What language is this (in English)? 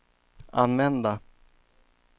Swedish